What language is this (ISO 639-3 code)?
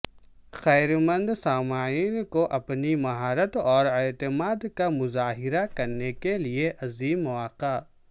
urd